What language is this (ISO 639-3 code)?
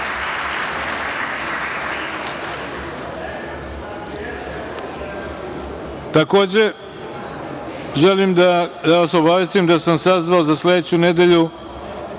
srp